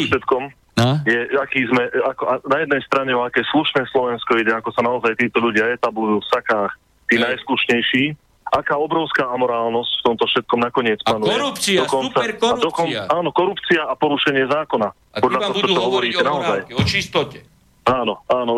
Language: Slovak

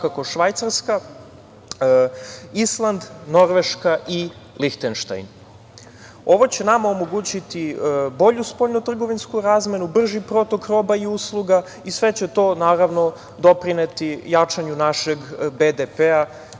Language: Serbian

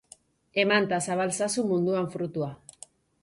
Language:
Basque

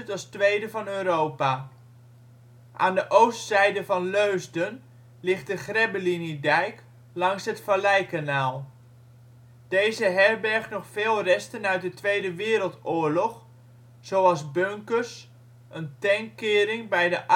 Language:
Dutch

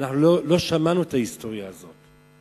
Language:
Hebrew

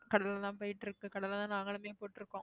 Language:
Tamil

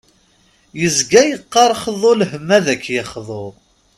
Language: Kabyle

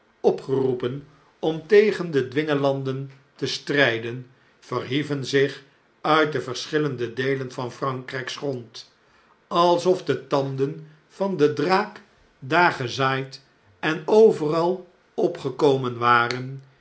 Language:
Dutch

